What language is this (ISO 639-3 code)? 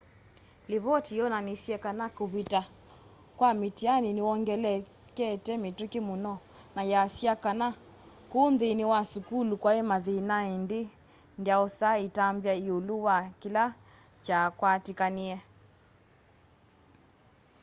kam